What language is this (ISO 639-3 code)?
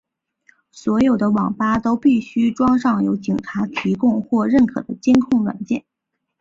zho